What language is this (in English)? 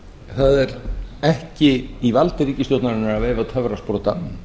Icelandic